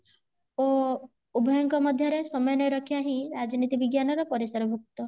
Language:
Odia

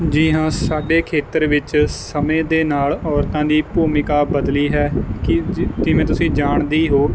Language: Punjabi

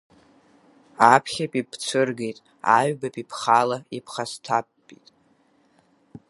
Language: Abkhazian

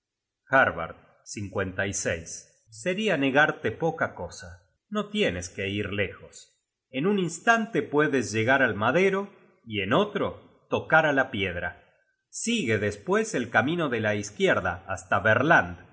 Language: Spanish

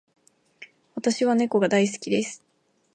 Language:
Japanese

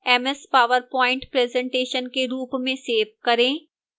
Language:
Hindi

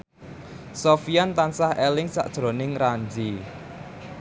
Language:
Javanese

